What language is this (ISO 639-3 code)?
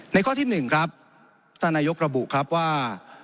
tha